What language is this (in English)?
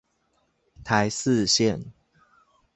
Chinese